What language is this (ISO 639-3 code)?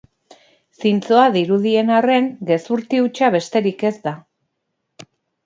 eus